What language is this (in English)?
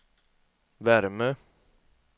Swedish